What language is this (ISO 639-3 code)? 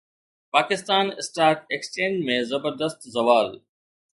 snd